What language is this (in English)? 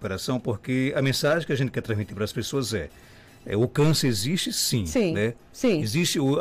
Portuguese